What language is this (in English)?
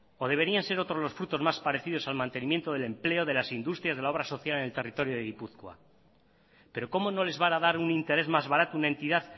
Spanish